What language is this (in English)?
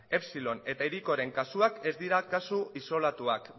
Basque